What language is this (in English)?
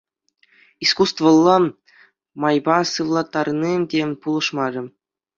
Chuvash